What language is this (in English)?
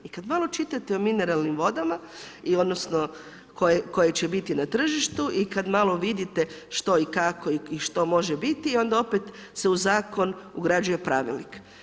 Croatian